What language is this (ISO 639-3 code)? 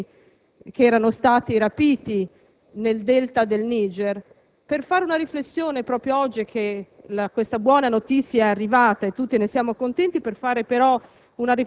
ita